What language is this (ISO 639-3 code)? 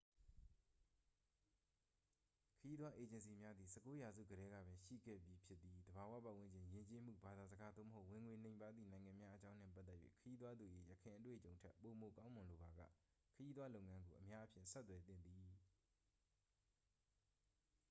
mya